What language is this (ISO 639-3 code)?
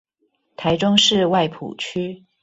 zho